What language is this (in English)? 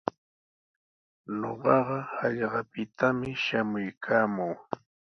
Sihuas Ancash Quechua